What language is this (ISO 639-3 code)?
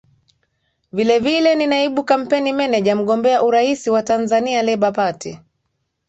swa